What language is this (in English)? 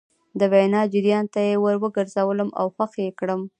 Pashto